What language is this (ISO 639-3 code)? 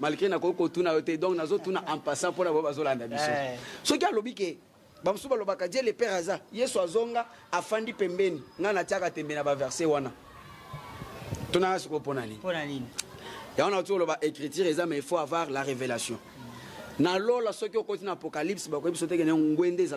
fra